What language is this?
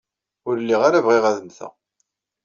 Kabyle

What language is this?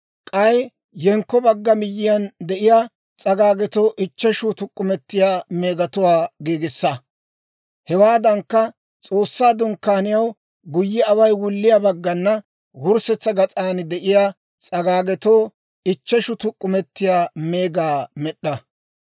Dawro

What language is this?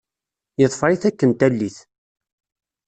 Kabyle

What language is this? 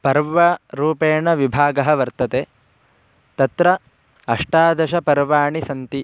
Sanskrit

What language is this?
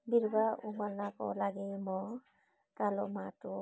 Nepali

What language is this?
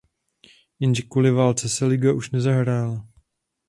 Czech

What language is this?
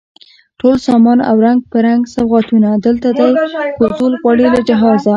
Pashto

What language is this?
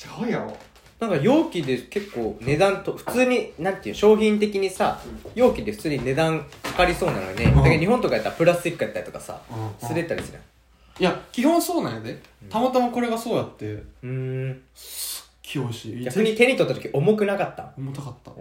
Japanese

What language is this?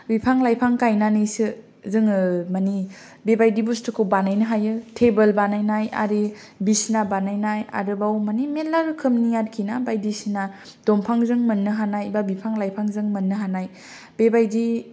Bodo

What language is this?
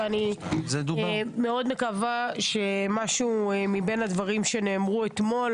Hebrew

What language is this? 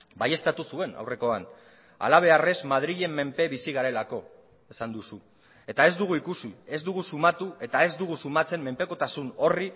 Basque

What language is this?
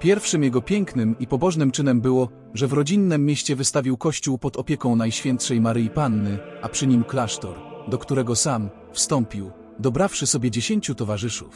Polish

